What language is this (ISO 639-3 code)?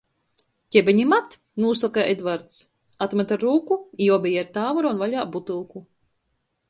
ltg